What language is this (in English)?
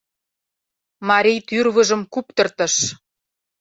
Mari